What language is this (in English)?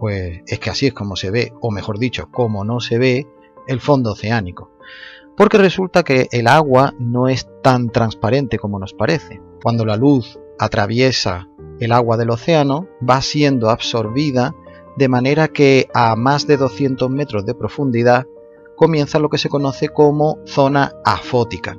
Spanish